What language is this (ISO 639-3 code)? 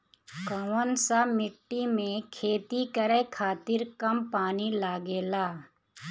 bho